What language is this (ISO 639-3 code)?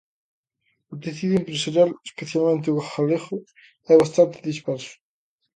glg